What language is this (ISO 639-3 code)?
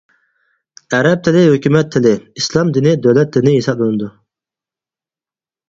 uig